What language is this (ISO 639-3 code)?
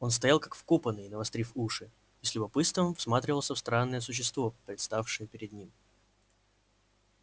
rus